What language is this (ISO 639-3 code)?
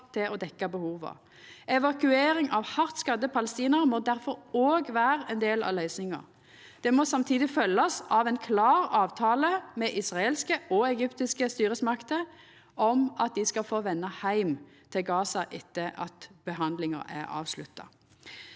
nor